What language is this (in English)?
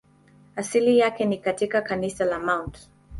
Swahili